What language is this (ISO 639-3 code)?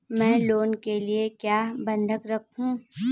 hin